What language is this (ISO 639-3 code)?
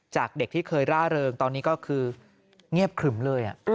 tha